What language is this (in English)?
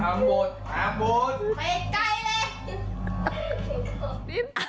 Thai